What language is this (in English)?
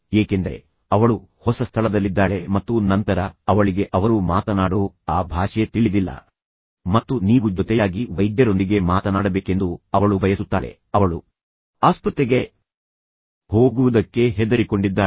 Kannada